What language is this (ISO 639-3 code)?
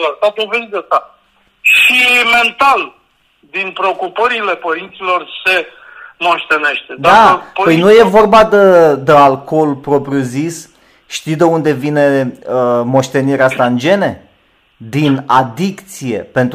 ron